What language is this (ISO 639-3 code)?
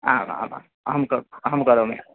san